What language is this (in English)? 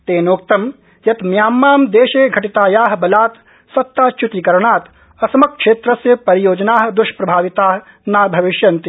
Sanskrit